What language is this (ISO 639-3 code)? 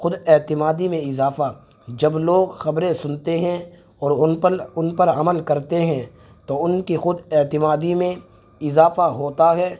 urd